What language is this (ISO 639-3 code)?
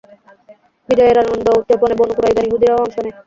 ben